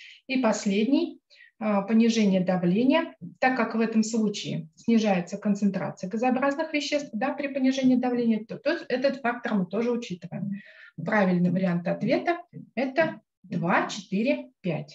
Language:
Russian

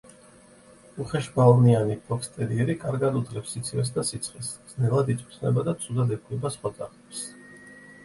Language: Georgian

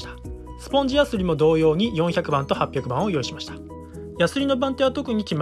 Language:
Japanese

